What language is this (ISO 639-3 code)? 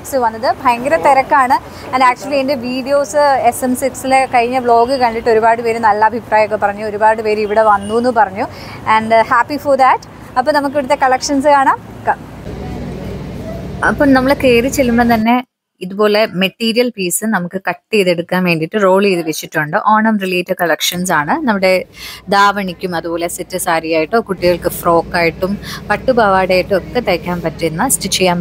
mal